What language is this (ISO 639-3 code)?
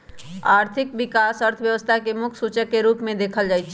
mag